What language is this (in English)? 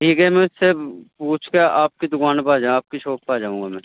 Urdu